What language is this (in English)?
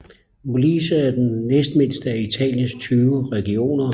Danish